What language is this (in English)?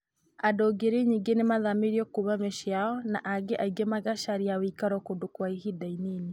Kikuyu